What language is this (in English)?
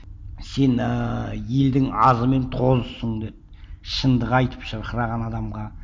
Kazakh